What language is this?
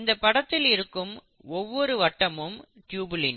Tamil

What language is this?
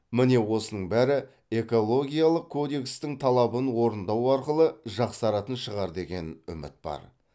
Kazakh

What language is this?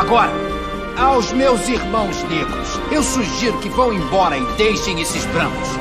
Portuguese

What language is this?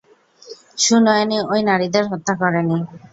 Bangla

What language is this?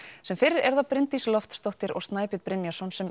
Icelandic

